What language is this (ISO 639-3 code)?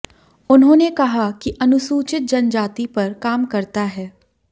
hin